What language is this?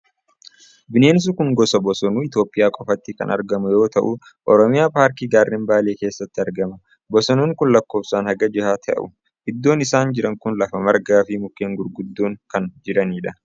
Oromo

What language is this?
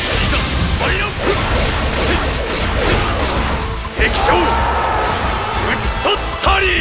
Japanese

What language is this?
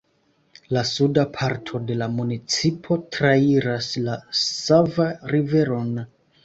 Esperanto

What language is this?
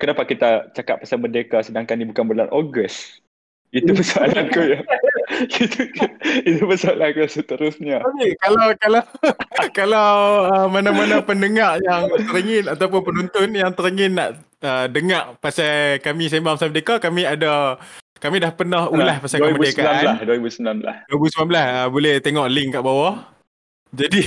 Malay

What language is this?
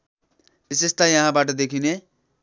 Nepali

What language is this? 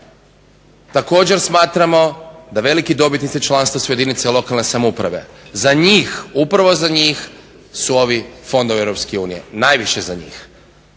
Croatian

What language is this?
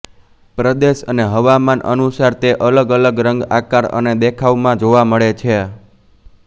Gujarati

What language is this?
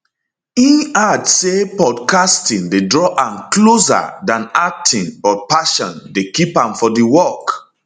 Nigerian Pidgin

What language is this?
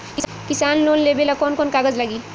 Bhojpuri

